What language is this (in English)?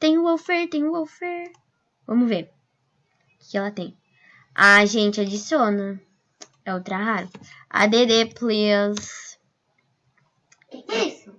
Portuguese